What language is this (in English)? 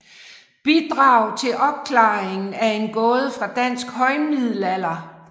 Danish